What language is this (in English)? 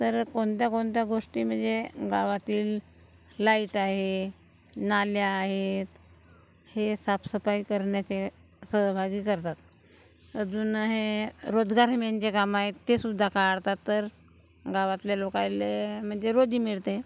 Marathi